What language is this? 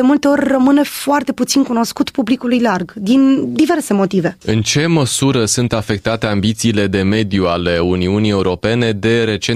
Romanian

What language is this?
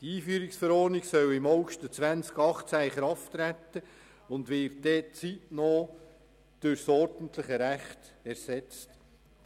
Swiss German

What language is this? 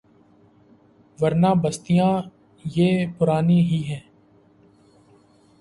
Urdu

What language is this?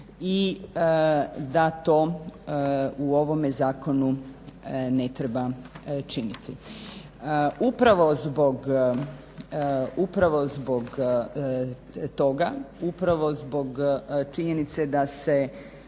Croatian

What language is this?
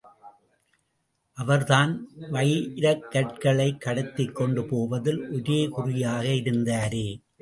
Tamil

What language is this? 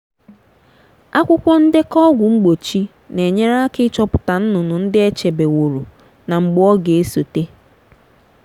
Igbo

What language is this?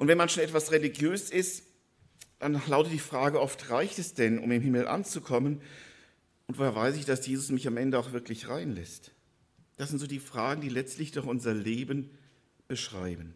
German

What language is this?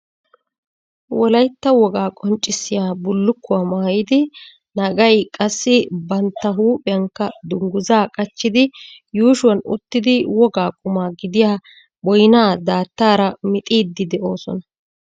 Wolaytta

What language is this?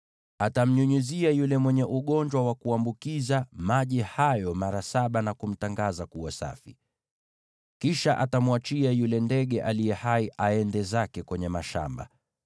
Swahili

